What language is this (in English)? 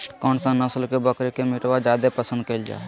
Magahi